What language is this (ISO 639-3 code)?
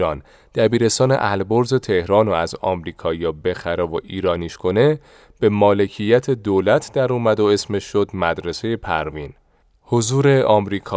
fas